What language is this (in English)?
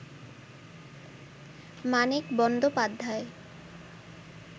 Bangla